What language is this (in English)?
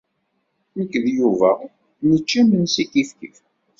Kabyle